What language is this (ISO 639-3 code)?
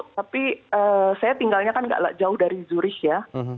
ind